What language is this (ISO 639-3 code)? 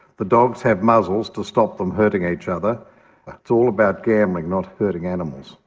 eng